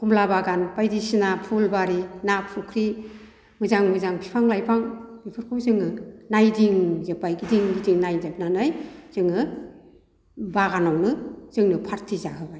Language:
Bodo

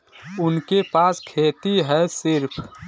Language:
Bhojpuri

